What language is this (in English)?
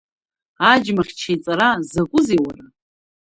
Abkhazian